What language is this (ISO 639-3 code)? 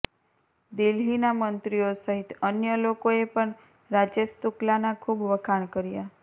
guj